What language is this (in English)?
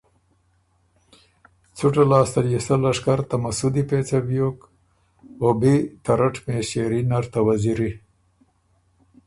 Ormuri